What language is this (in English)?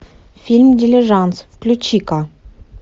Russian